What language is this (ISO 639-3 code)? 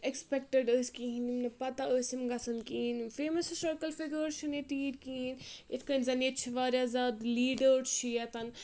kas